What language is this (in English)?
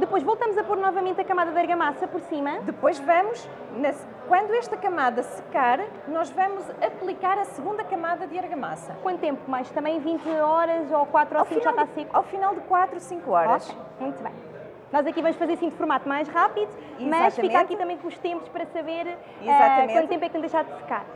Portuguese